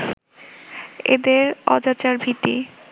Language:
Bangla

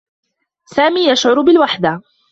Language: Arabic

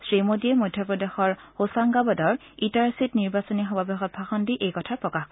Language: Assamese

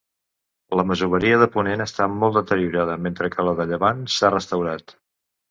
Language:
Catalan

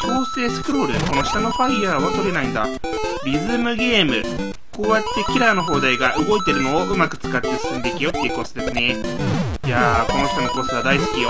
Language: Japanese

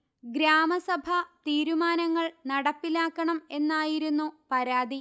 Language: Malayalam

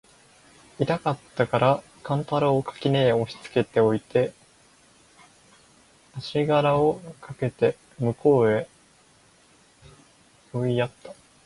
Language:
Japanese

